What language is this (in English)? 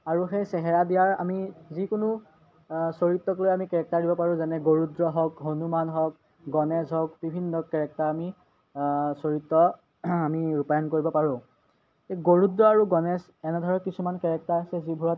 Assamese